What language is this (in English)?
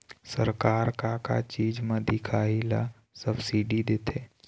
Chhattisgarhi